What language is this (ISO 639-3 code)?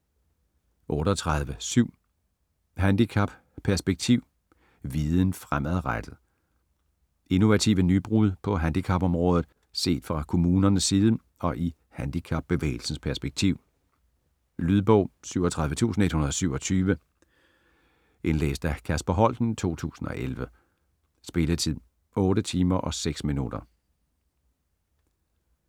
dan